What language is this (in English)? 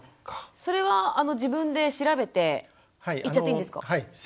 Japanese